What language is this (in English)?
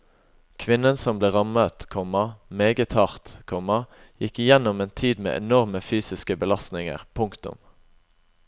Norwegian